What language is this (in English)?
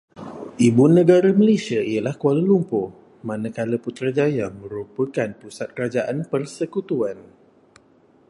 Malay